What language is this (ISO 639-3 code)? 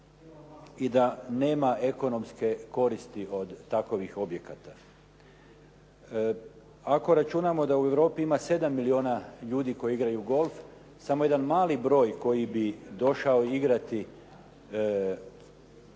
hrv